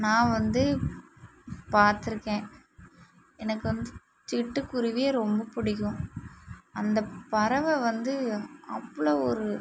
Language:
Tamil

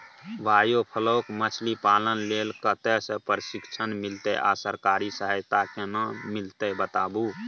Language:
Maithili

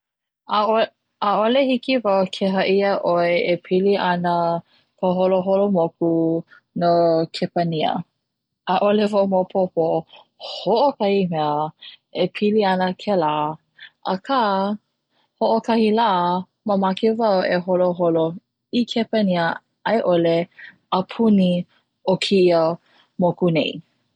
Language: Hawaiian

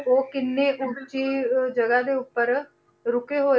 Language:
Punjabi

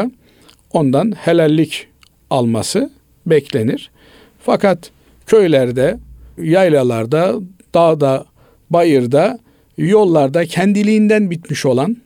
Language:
Turkish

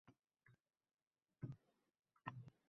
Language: Uzbek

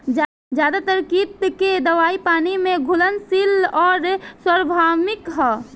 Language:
Bhojpuri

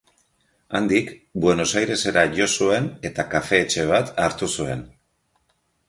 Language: Basque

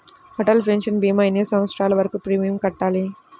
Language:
Telugu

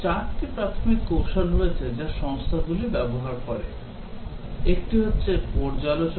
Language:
Bangla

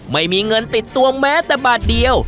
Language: Thai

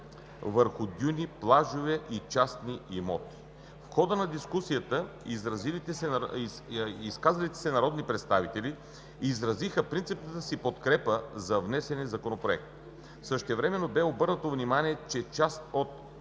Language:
Bulgarian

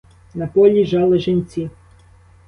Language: Ukrainian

